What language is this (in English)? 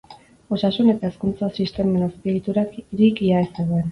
Basque